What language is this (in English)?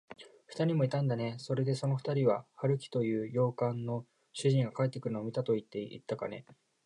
Japanese